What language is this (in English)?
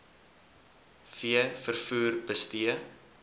Afrikaans